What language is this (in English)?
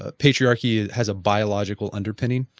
English